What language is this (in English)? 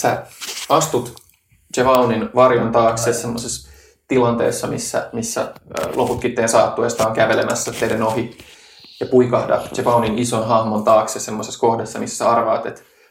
Finnish